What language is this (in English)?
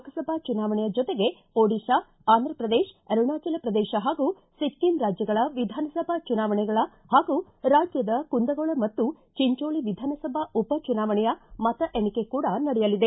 Kannada